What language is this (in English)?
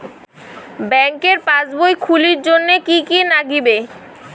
Bangla